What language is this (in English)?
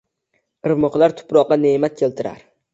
Uzbek